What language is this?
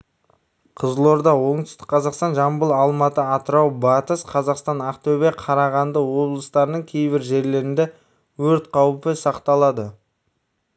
Kazakh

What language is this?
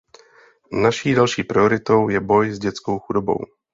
Czech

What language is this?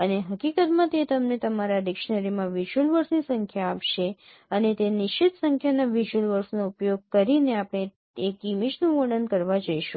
Gujarati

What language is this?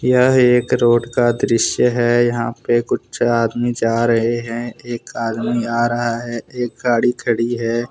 Hindi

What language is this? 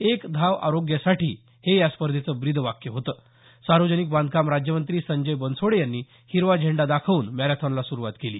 Marathi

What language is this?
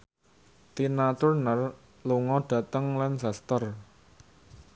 Javanese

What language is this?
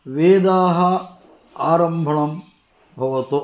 Sanskrit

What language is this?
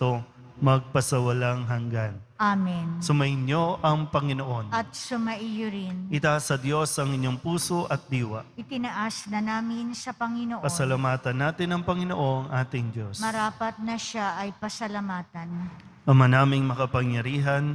Filipino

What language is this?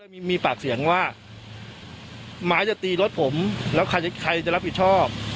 Thai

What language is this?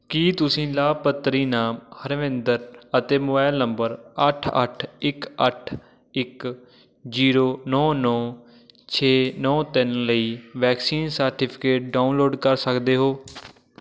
Punjabi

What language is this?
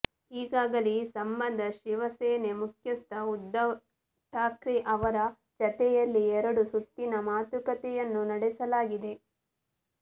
Kannada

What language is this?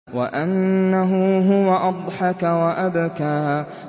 Arabic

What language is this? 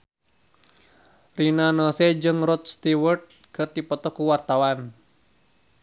Sundanese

